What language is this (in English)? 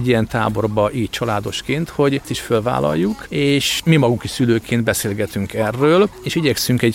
Hungarian